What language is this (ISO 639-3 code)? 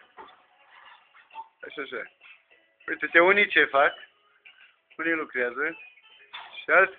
ron